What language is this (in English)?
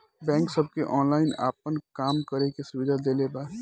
Bhojpuri